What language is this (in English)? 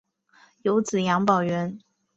Chinese